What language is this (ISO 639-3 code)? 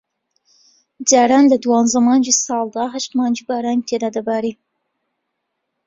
ckb